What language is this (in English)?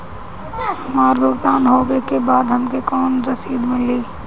Bhojpuri